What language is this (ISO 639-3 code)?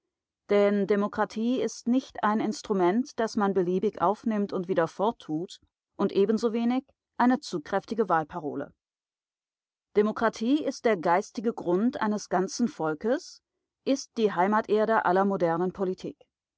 deu